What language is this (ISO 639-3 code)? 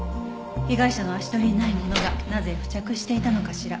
jpn